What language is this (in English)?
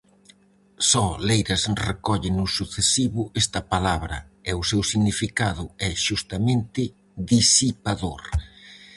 Galician